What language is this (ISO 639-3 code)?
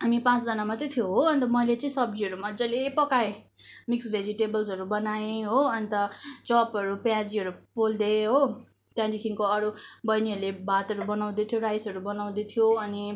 nep